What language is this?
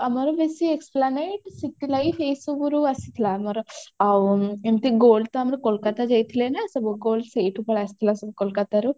Odia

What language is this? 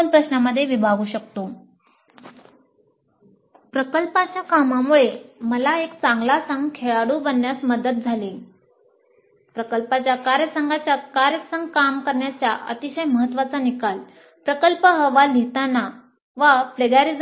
Marathi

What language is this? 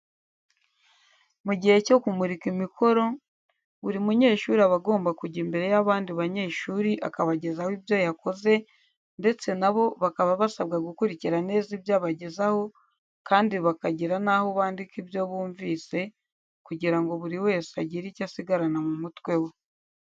Kinyarwanda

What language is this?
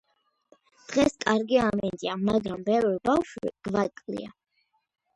Georgian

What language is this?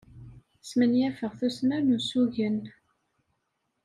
Kabyle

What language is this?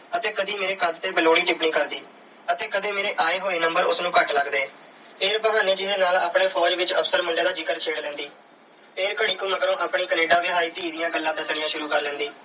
Punjabi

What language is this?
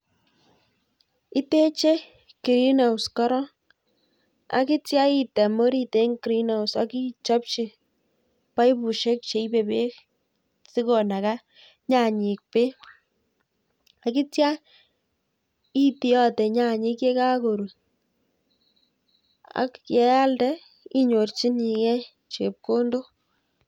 Kalenjin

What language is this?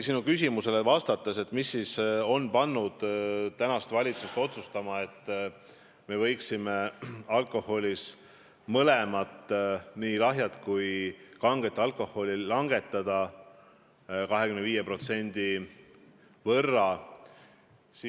Estonian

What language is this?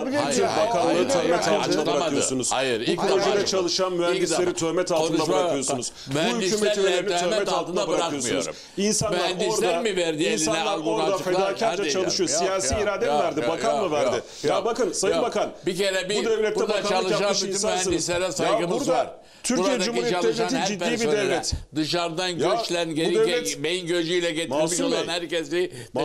Turkish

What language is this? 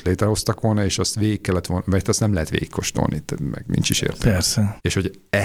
Hungarian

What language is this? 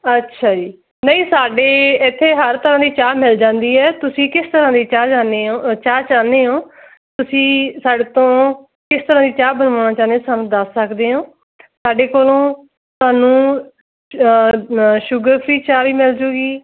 Punjabi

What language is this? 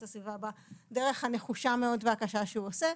Hebrew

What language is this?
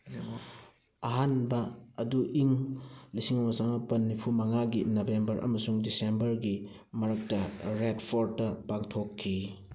Manipuri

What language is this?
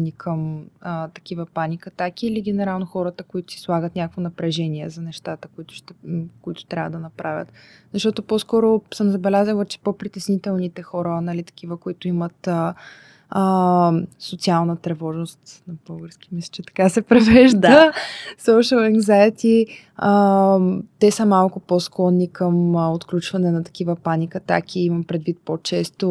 Bulgarian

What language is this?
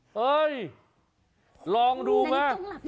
Thai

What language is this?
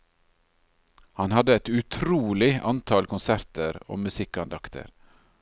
Norwegian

